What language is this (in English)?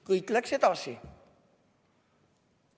Estonian